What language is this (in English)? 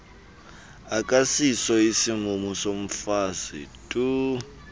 Xhosa